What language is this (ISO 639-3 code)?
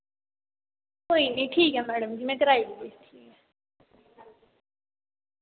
doi